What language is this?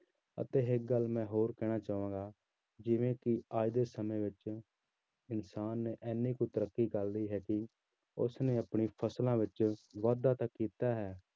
Punjabi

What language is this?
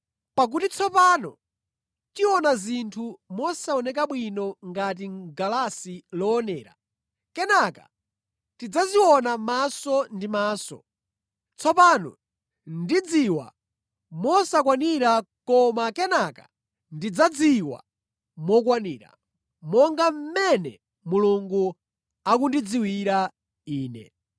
Nyanja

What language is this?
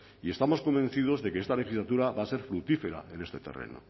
Spanish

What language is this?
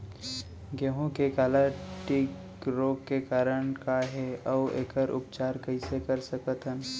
Chhattisgarhi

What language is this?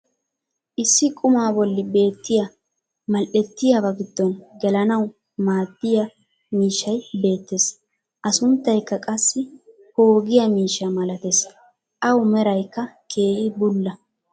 Wolaytta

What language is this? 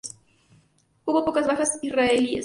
Spanish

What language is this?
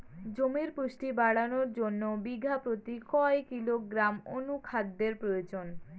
Bangla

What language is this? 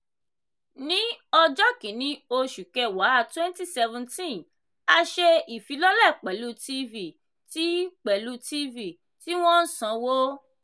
Yoruba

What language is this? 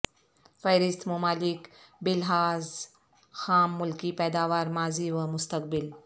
Urdu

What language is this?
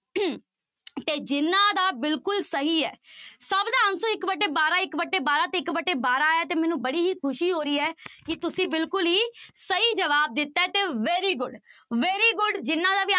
Punjabi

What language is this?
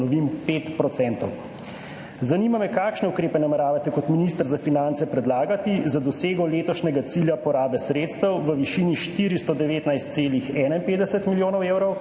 Slovenian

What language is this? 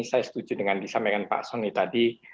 Indonesian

